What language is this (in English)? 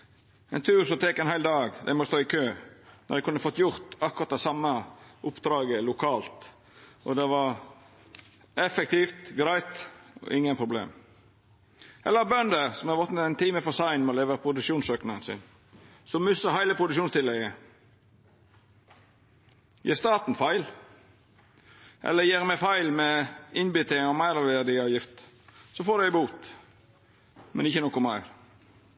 Norwegian Nynorsk